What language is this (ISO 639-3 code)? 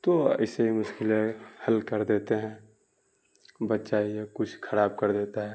urd